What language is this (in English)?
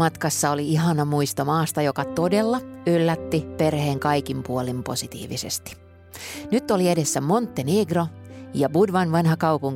Finnish